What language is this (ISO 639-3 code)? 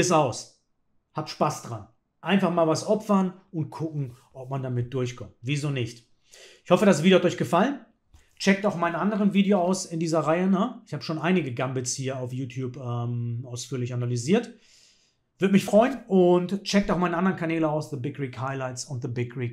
deu